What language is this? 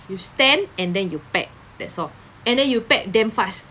English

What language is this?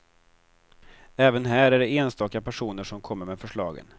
Swedish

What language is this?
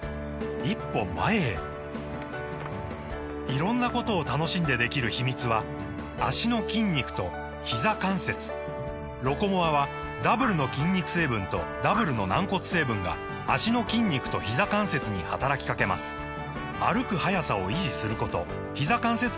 Japanese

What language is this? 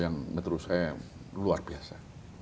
Indonesian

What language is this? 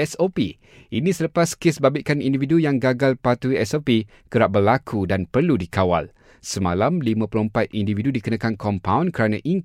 Malay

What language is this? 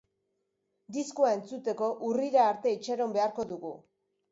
Basque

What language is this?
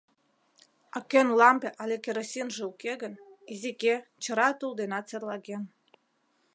Mari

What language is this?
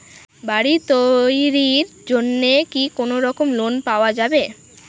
Bangla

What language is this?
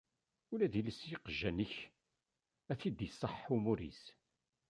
Kabyle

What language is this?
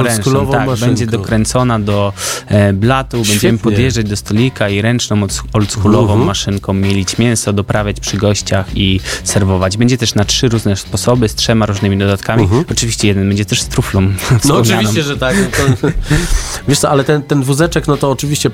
Polish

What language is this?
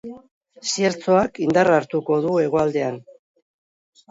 Basque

